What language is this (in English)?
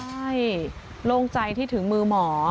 Thai